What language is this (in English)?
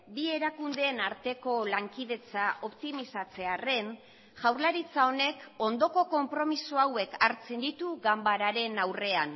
Basque